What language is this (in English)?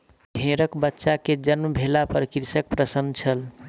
Maithili